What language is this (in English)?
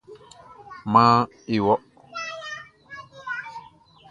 Baoulé